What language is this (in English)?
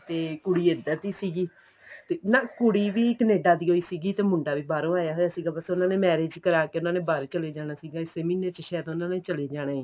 Punjabi